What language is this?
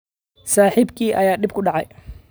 Somali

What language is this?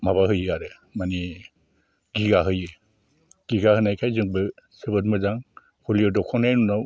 Bodo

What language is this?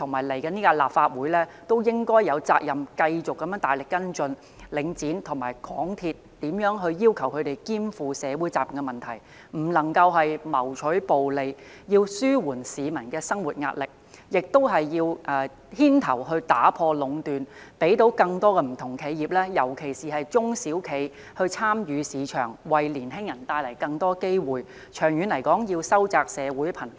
Cantonese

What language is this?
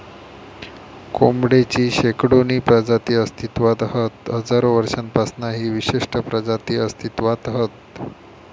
Marathi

